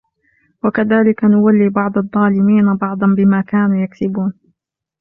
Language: Arabic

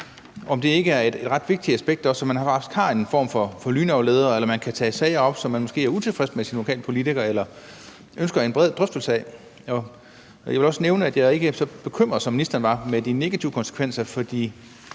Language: Danish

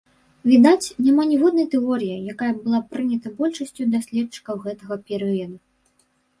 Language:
Belarusian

